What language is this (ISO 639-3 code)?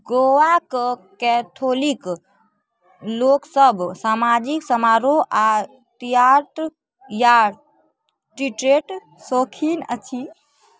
mai